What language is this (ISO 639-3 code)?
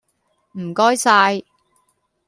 yue